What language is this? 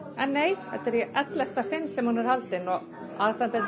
Icelandic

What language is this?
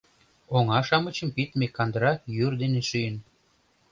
Mari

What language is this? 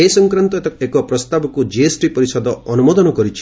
Odia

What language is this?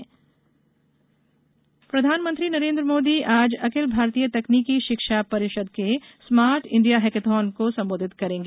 Hindi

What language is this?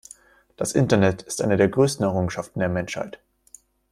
German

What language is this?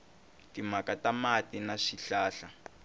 Tsonga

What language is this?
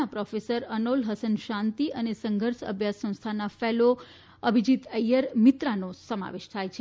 Gujarati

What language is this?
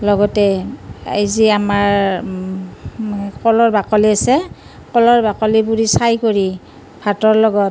Assamese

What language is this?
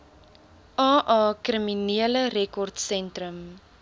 Afrikaans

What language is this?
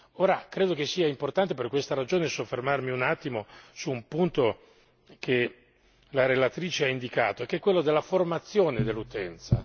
Italian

